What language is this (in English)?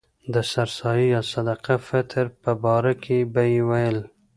Pashto